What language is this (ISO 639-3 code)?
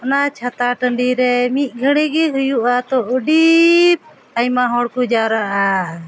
sat